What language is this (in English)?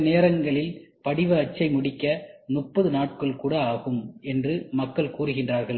Tamil